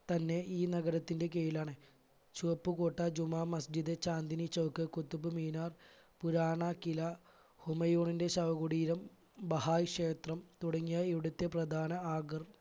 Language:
Malayalam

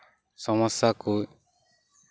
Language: Santali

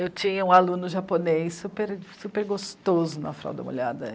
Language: Portuguese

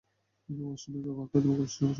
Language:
Bangla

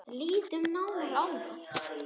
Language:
Icelandic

